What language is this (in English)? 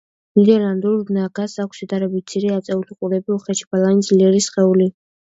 Georgian